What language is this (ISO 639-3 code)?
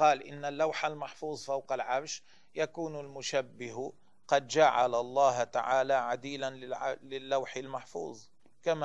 ara